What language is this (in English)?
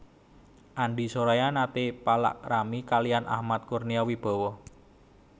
Javanese